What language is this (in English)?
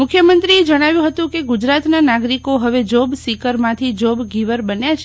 Gujarati